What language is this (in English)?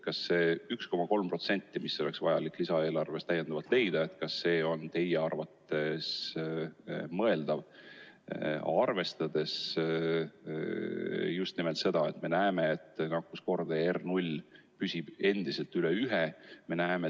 Estonian